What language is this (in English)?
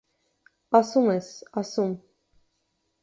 Armenian